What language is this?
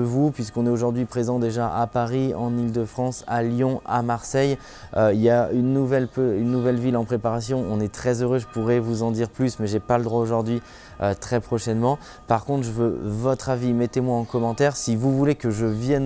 French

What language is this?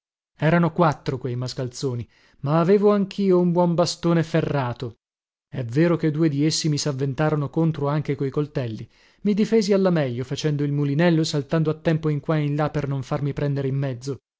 Italian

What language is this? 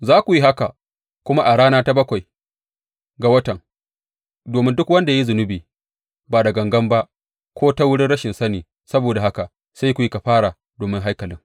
Hausa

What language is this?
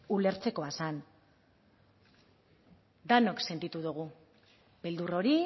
Basque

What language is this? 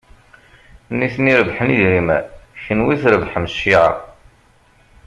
Kabyle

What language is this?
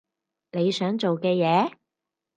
Cantonese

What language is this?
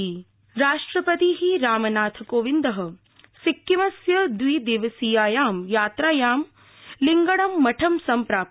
Sanskrit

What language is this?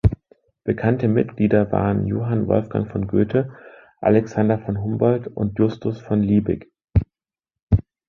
German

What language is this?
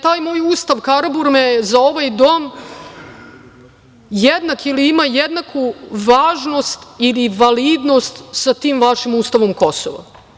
Serbian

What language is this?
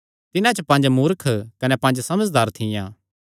Kangri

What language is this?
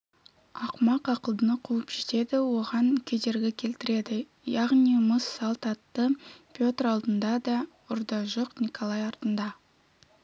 Kazakh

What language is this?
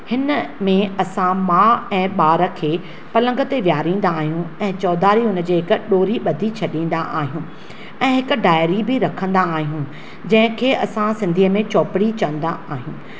Sindhi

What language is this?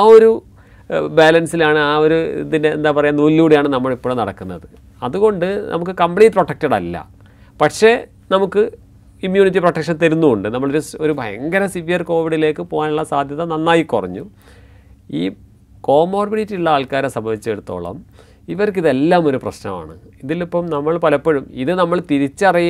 Malayalam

